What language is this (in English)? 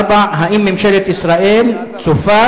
Hebrew